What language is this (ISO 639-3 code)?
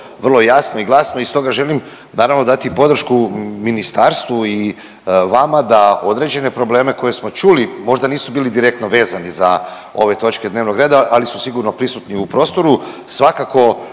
hrv